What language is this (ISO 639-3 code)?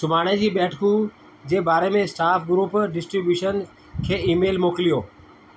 snd